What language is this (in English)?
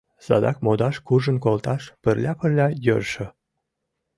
Mari